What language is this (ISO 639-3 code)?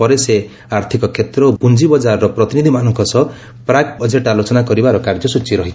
ori